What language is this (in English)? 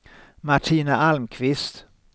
Swedish